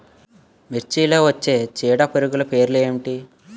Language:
Telugu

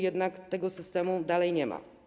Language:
Polish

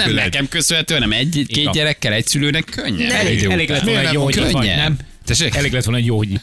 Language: Hungarian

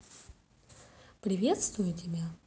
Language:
Russian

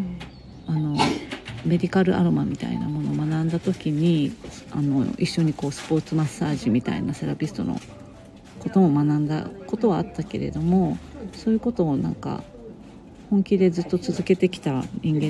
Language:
Japanese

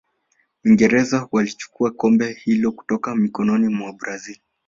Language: Swahili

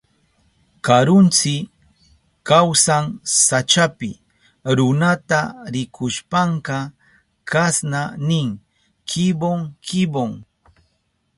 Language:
Southern Pastaza Quechua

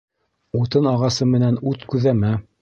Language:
Bashkir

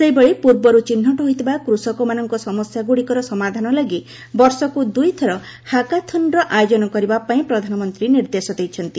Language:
Odia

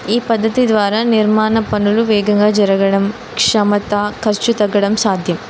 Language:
Telugu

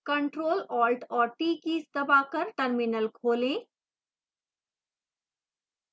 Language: Hindi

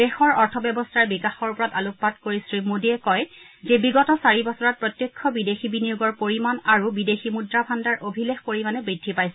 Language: Assamese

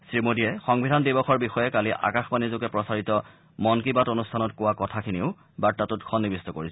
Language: Assamese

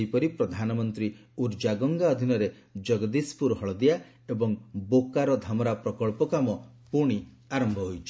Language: Odia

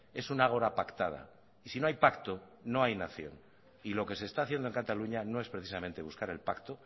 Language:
Spanish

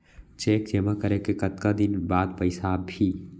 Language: Chhattisgarhi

